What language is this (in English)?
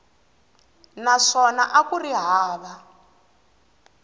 Tsonga